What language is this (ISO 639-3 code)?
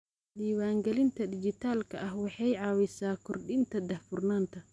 som